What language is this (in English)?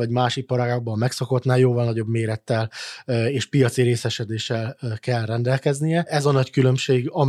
Hungarian